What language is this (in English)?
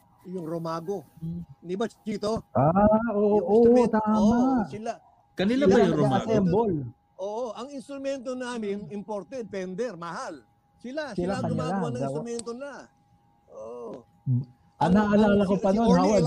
Filipino